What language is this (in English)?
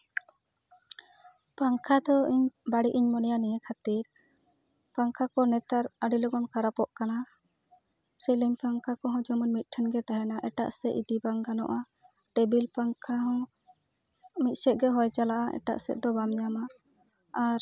Santali